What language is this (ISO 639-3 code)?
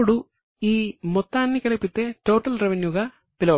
tel